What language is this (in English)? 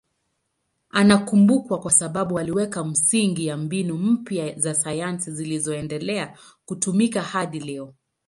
Swahili